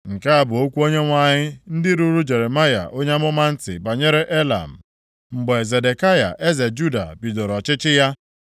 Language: Igbo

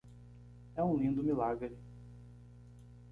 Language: Portuguese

